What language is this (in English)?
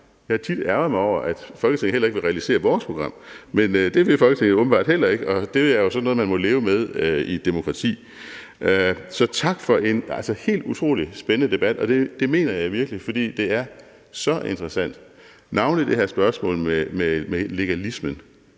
Danish